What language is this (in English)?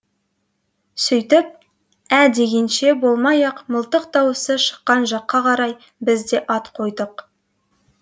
Kazakh